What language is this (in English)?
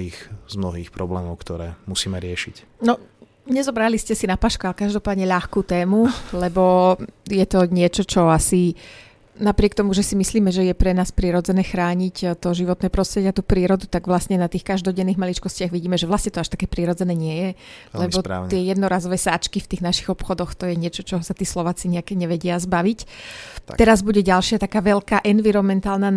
Slovak